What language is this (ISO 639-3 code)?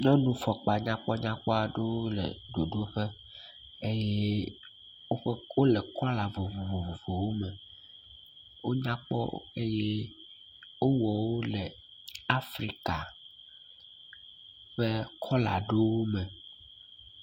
ewe